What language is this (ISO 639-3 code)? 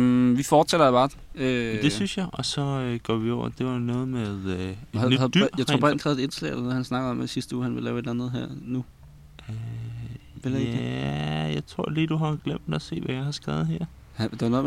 dan